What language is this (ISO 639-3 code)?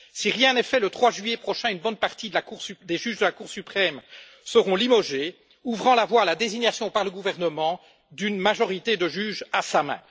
fra